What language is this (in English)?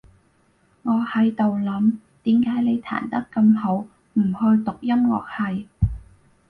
Cantonese